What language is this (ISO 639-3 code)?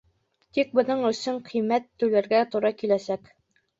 bak